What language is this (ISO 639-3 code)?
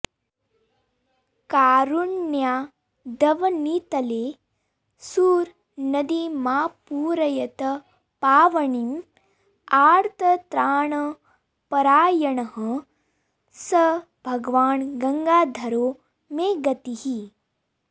san